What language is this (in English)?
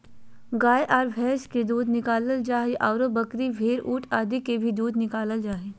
Magahi